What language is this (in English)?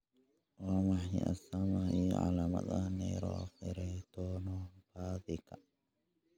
Somali